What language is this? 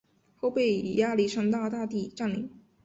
Chinese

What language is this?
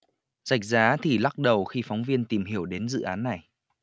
Vietnamese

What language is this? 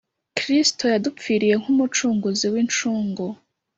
Kinyarwanda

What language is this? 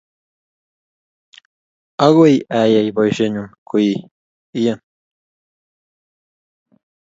Kalenjin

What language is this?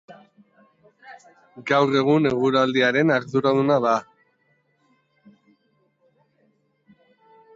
Basque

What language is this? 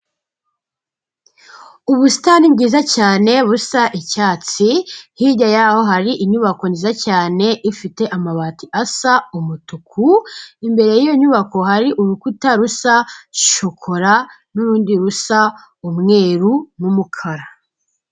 Kinyarwanda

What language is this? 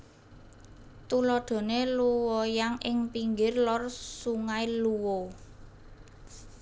Javanese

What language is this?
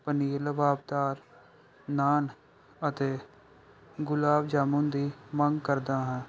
Punjabi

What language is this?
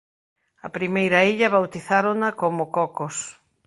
Galician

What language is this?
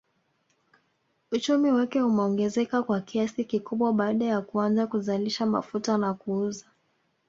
Swahili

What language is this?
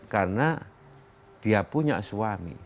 Indonesian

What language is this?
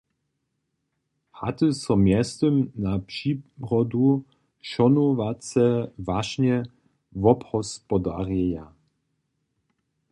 Upper Sorbian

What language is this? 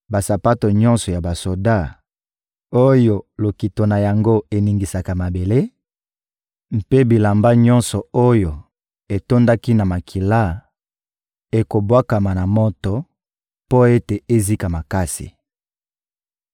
Lingala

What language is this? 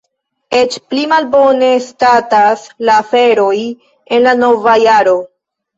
Esperanto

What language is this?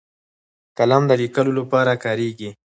Pashto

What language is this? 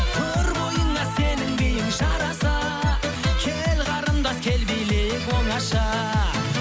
Kazakh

